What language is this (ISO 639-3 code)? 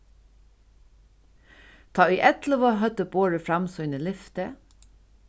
fao